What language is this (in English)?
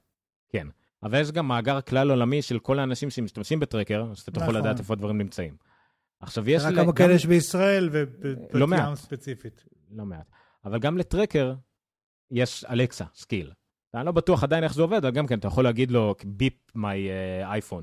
Hebrew